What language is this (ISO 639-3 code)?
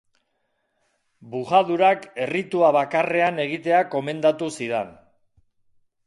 eus